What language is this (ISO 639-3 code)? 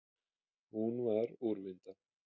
isl